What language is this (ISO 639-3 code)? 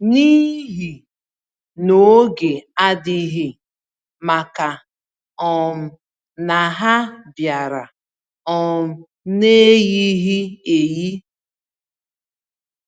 ibo